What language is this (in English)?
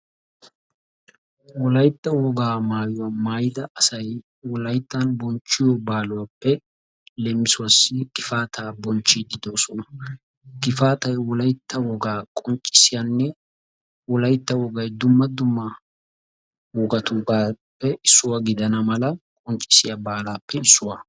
Wolaytta